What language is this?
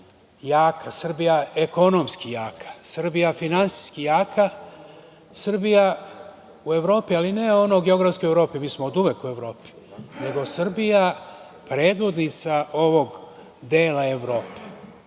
Serbian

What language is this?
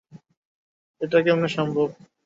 Bangla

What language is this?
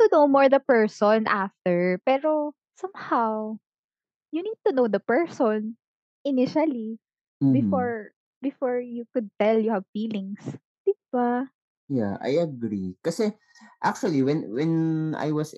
Filipino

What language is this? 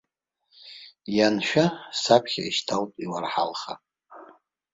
Abkhazian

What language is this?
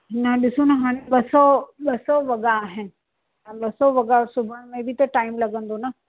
Sindhi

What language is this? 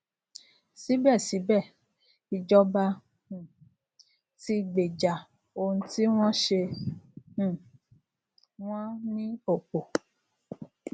Yoruba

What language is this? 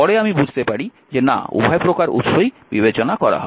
Bangla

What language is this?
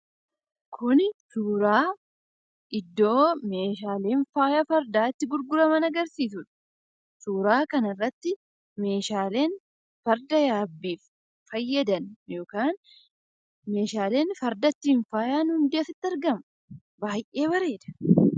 Oromo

